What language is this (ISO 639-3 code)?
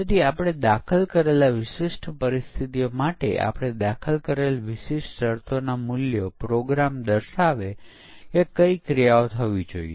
guj